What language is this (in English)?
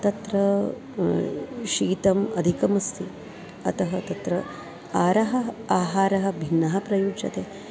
Sanskrit